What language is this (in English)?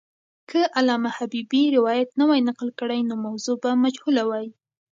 Pashto